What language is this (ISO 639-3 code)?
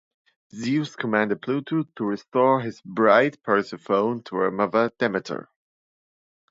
eng